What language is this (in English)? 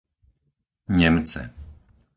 Slovak